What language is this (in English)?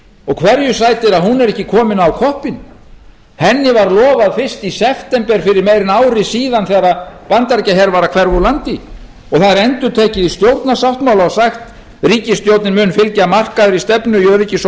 Icelandic